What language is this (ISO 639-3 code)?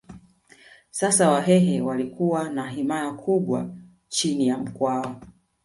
swa